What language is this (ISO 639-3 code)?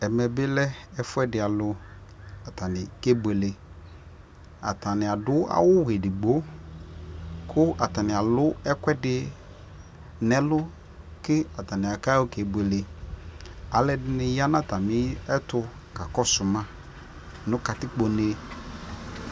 kpo